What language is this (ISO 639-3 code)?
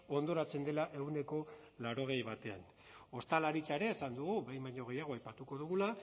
eus